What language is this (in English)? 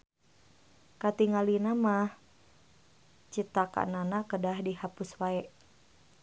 Sundanese